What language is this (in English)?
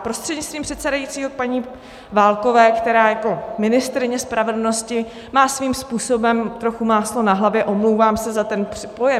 Czech